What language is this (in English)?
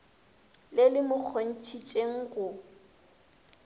Northern Sotho